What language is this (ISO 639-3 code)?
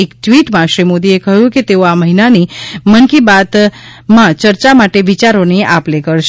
guj